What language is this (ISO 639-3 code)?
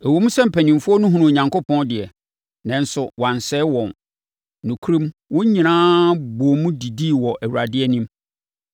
aka